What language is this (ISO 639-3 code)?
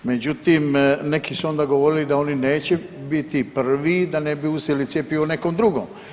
hrv